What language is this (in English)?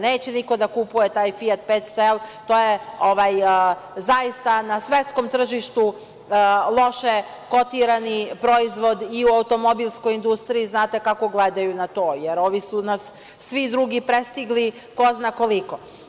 Serbian